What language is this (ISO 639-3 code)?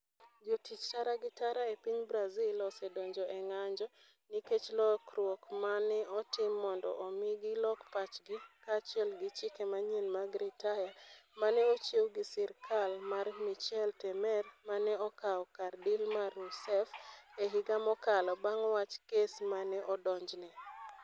luo